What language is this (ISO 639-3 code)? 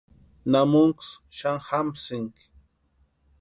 pua